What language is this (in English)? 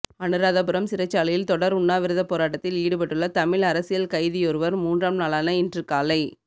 Tamil